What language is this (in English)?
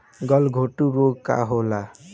Bhojpuri